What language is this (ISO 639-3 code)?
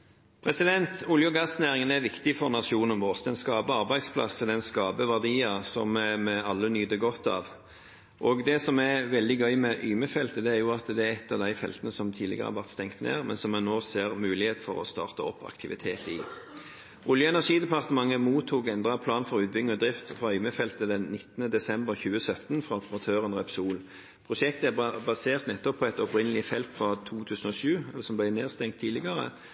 nob